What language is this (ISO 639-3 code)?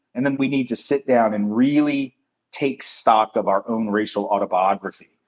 eng